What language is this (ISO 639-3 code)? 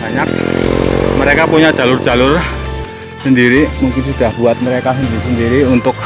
ind